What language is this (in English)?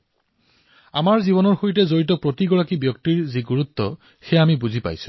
Assamese